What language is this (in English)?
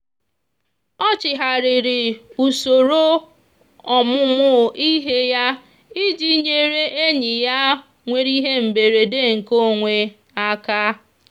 Igbo